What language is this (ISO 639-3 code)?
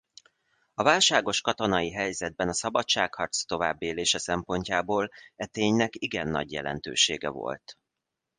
hun